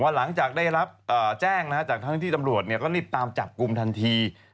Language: Thai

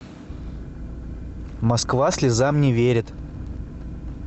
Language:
Russian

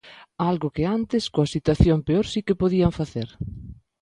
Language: Galician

